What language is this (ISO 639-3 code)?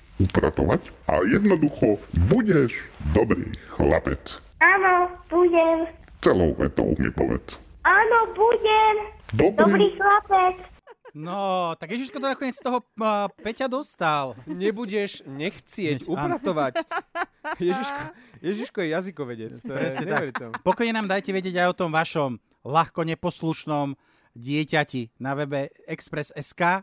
slk